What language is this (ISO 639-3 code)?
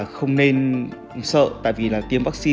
vie